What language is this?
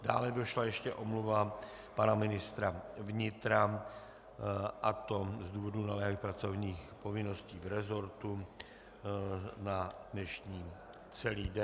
Czech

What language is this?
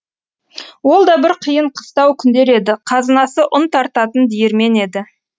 Kazakh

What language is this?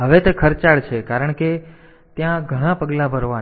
Gujarati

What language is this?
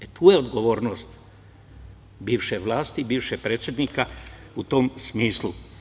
Serbian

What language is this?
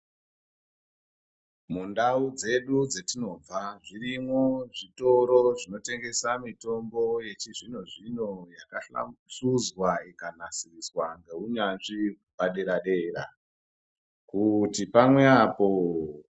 Ndau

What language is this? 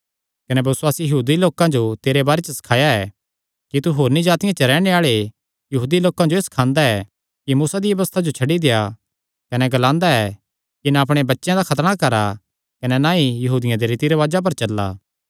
Kangri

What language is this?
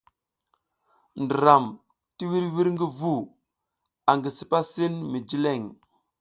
South Giziga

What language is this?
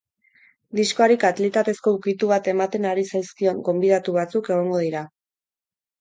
Basque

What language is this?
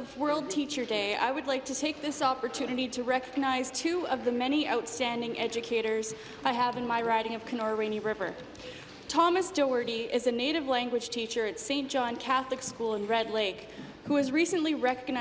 English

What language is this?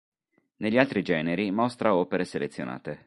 Italian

